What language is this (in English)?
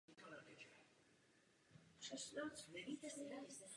Czech